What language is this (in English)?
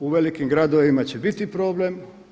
Croatian